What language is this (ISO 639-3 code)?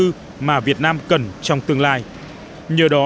vie